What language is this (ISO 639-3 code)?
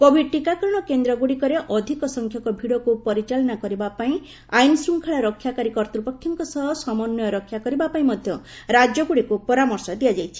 ori